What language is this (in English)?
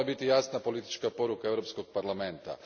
Croatian